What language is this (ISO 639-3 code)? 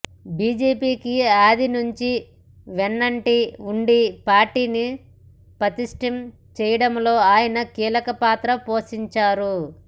tel